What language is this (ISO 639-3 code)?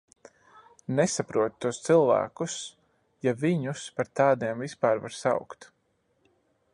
lav